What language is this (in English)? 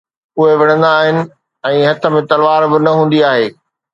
Sindhi